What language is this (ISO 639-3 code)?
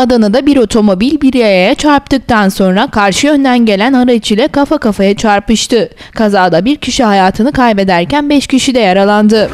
tur